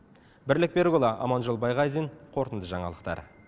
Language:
Kazakh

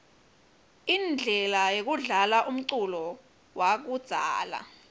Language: Swati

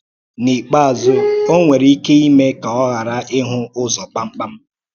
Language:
Igbo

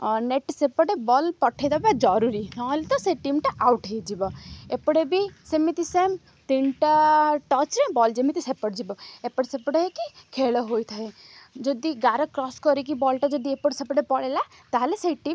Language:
Odia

